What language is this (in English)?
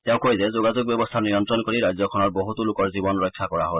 Assamese